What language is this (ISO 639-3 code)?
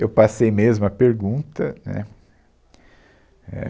por